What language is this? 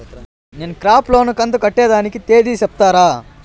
Telugu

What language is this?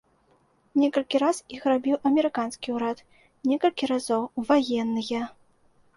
Belarusian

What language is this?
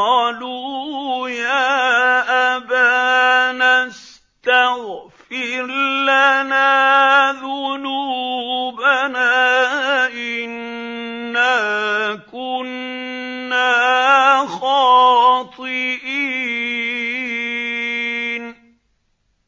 Arabic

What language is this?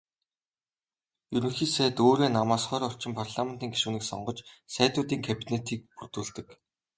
Mongolian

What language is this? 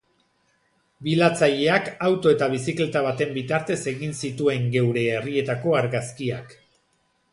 Basque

